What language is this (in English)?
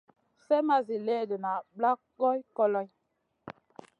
Masana